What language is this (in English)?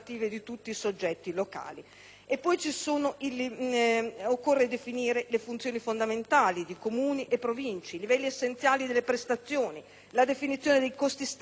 Italian